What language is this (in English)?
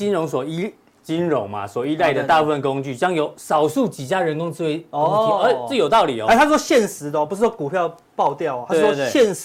Chinese